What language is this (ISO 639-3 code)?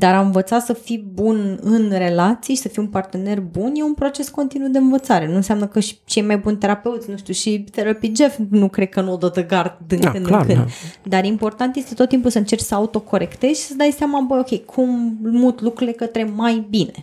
ron